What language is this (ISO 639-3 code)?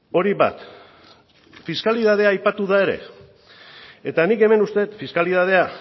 eus